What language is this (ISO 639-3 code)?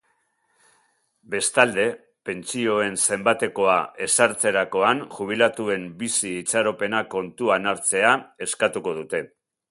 eus